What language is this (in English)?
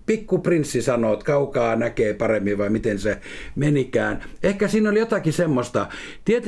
Finnish